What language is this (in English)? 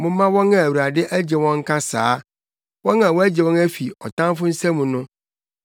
Akan